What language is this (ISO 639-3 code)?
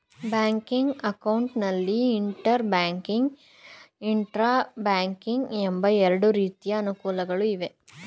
kan